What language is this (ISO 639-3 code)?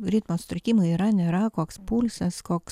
lit